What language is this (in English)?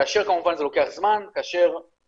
Hebrew